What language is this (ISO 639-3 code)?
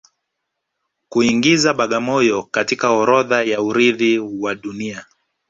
swa